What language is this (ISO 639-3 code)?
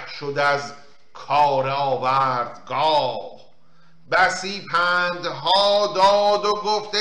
fas